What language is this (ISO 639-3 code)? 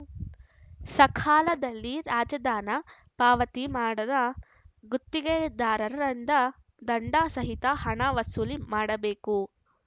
kan